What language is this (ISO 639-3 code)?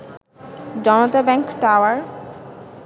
ben